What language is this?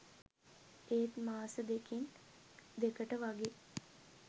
Sinhala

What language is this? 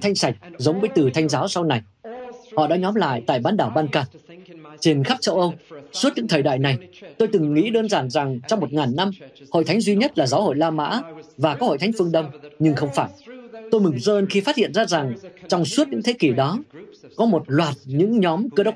Vietnamese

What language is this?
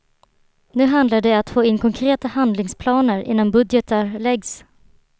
Swedish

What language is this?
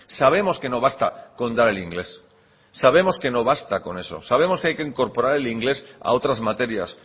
Spanish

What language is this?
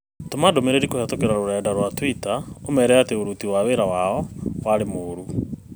Kikuyu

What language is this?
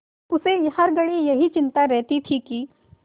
Hindi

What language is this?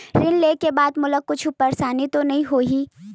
Chhattisgarhi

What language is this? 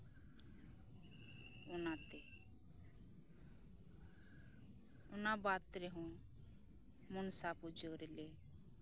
Santali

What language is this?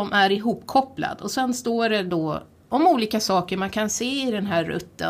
Swedish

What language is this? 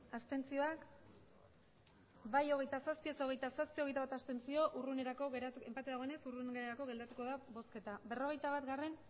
Basque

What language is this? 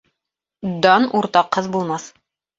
Bashkir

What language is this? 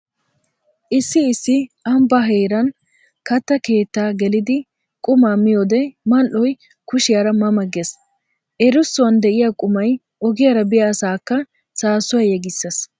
Wolaytta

